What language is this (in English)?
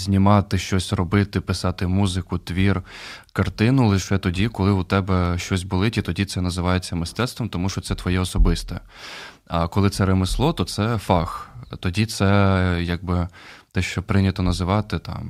Ukrainian